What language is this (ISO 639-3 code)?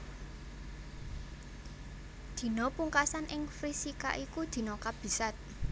jav